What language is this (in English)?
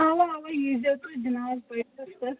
Kashmiri